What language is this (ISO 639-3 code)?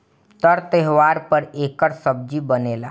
bho